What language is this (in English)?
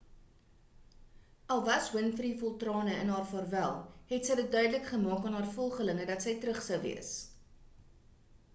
Afrikaans